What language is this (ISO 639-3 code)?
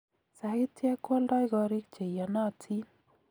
kln